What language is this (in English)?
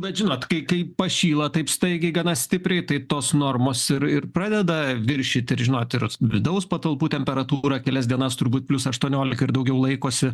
Lithuanian